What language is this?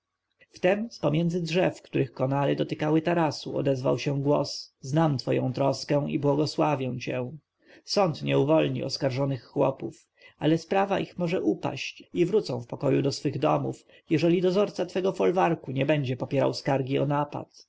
Polish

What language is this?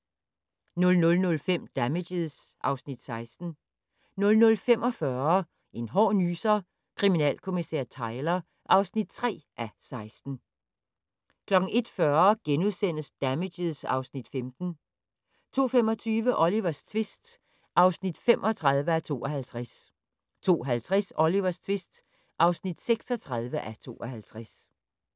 Danish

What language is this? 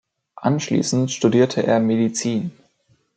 German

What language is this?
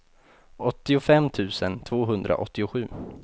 Swedish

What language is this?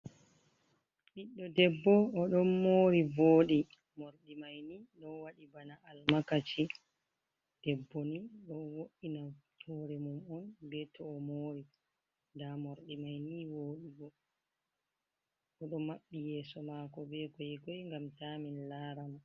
Fula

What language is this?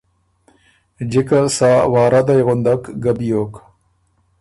Ormuri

